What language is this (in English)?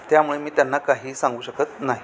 Marathi